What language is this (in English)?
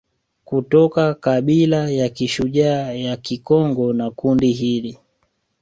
Swahili